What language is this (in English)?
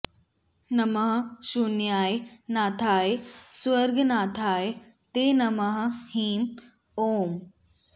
Sanskrit